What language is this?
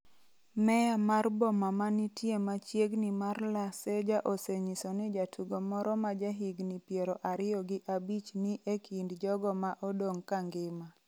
Luo (Kenya and Tanzania)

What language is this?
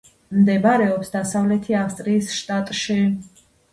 Georgian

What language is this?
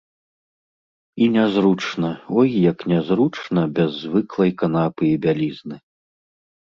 Belarusian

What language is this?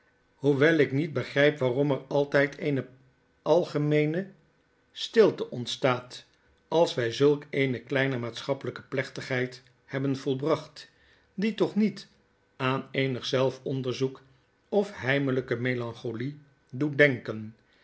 Dutch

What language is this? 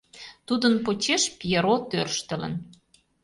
Mari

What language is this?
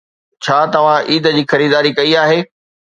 Sindhi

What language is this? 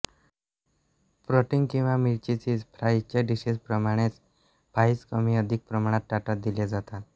Marathi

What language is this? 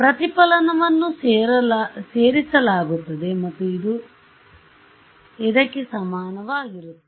Kannada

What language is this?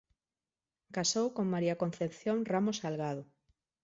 Galician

